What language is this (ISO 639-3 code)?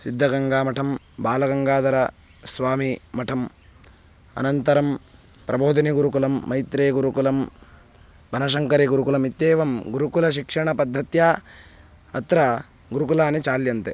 san